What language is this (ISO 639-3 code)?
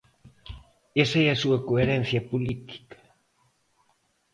glg